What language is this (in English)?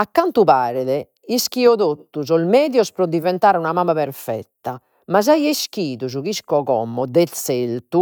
Sardinian